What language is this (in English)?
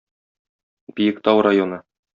Tatar